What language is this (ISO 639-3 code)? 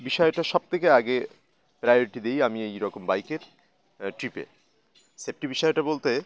ben